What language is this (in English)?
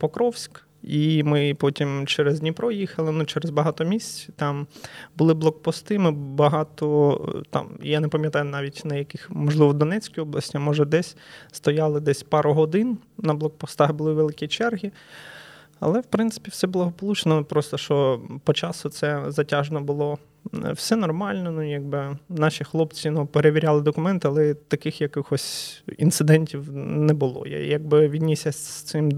Ukrainian